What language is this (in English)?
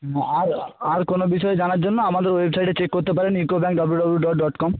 Bangla